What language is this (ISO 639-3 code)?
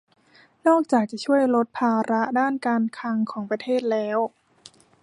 tha